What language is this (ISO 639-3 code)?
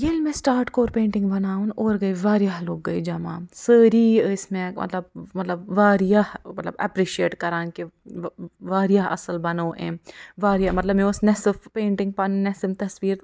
kas